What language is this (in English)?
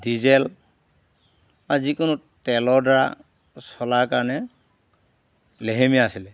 Assamese